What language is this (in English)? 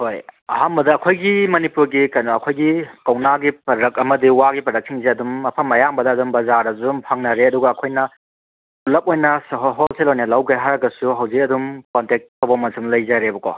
Manipuri